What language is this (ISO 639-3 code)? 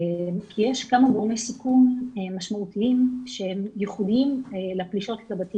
heb